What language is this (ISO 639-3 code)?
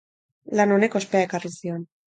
eus